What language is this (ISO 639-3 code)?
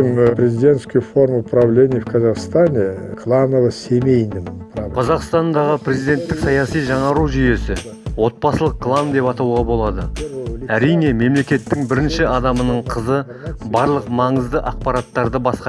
kaz